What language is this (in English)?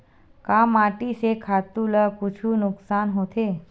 Chhattisgarhi